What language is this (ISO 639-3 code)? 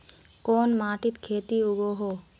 mag